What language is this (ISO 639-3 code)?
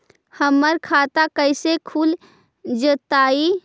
mag